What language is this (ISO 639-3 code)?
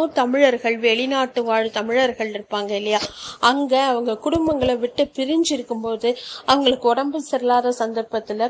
tam